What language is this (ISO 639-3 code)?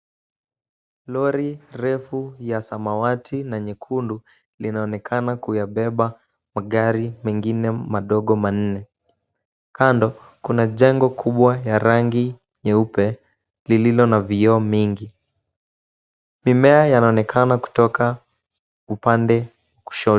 swa